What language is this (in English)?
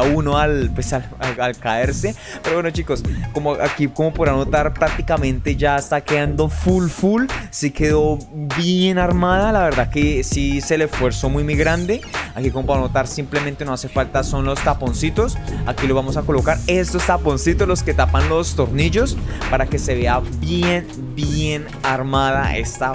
Spanish